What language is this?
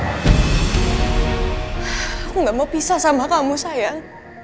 Indonesian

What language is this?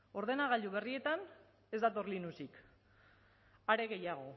Basque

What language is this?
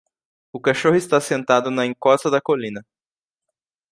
Portuguese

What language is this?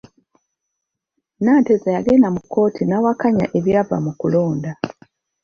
Ganda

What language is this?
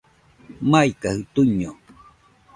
Nüpode Huitoto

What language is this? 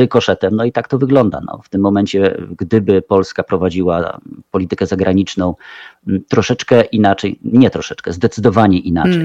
Polish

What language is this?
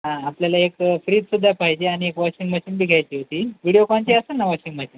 Marathi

